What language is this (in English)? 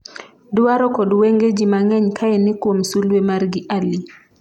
Luo (Kenya and Tanzania)